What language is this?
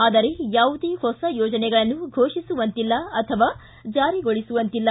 Kannada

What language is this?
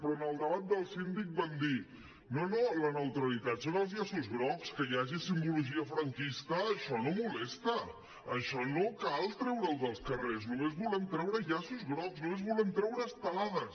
Catalan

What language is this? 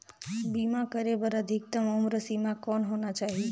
Chhattisgarhi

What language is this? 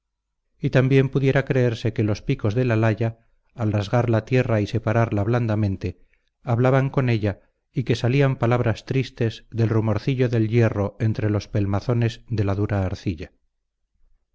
Spanish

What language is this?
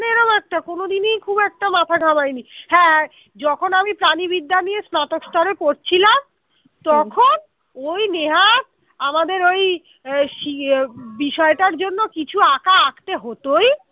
Bangla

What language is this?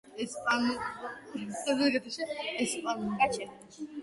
Georgian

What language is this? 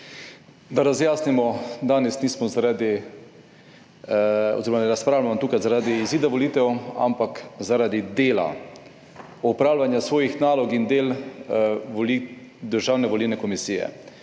Slovenian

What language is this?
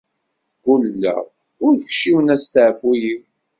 Kabyle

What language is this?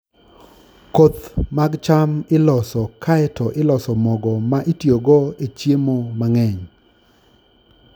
Luo (Kenya and Tanzania)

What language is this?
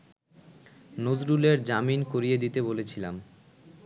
Bangla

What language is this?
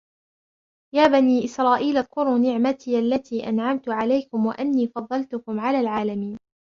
Arabic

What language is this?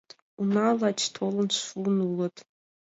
Mari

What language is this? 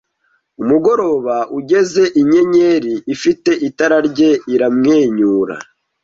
Kinyarwanda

